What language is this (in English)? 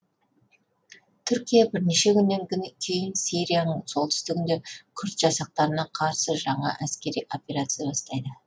Kazakh